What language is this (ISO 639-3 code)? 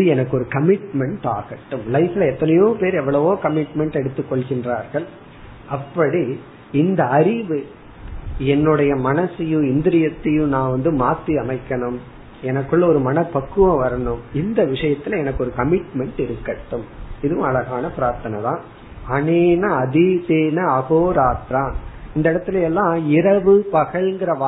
tam